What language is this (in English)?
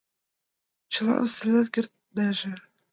Mari